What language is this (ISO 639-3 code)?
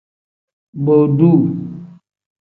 kdh